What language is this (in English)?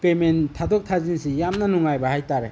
Manipuri